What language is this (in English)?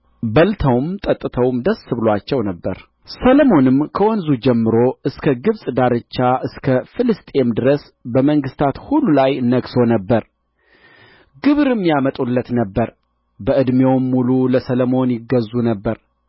Amharic